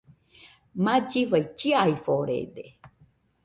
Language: Nüpode Huitoto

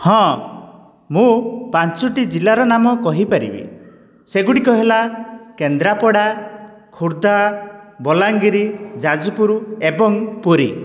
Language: Odia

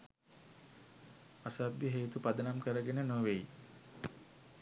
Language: Sinhala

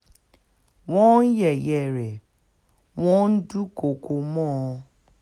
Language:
Yoruba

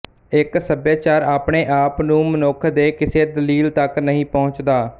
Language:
Punjabi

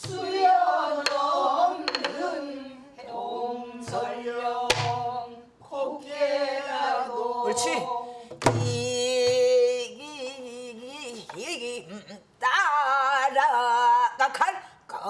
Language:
Korean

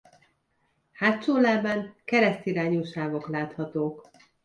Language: Hungarian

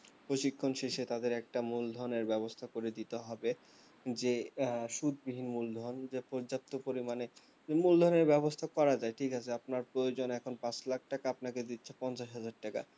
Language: Bangla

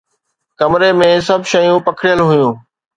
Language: Sindhi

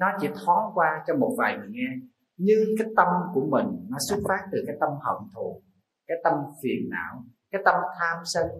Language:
Vietnamese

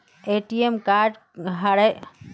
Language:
Magahi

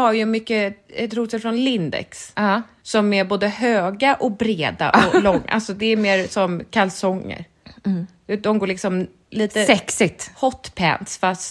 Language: Swedish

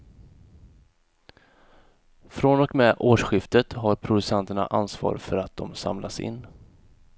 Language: Swedish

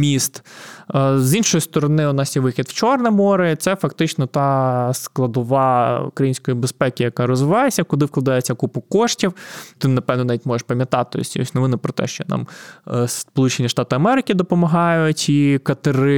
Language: Ukrainian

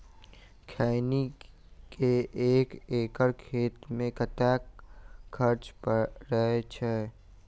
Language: Maithili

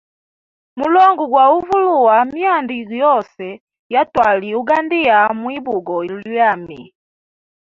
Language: Hemba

